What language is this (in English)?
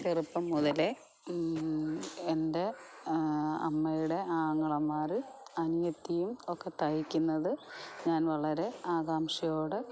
Malayalam